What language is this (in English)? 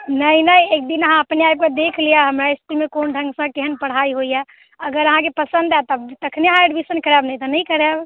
Maithili